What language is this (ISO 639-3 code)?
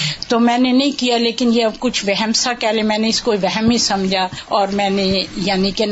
urd